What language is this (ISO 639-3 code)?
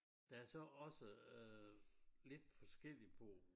dan